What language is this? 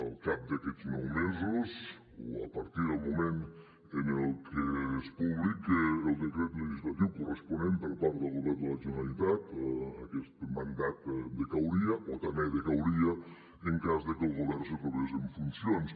Catalan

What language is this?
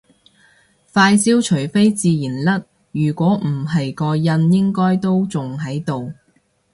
Cantonese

